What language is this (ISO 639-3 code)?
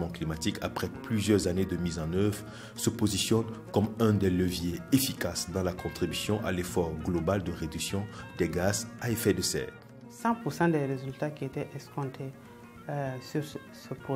fra